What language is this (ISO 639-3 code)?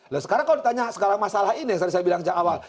ind